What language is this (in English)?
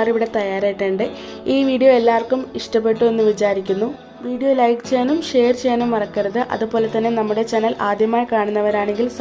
Romanian